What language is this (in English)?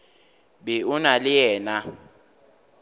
Northern Sotho